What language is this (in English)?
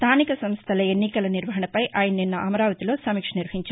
Telugu